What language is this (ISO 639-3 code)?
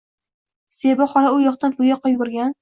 uzb